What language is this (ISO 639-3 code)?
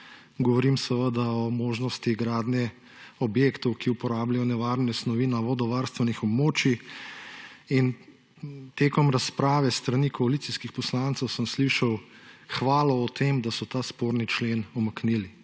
slv